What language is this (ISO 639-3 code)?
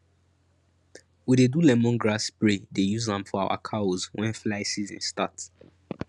pcm